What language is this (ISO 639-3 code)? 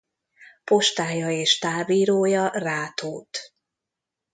hun